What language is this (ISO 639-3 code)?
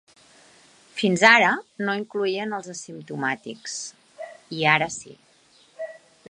cat